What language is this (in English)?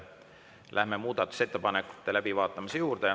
Estonian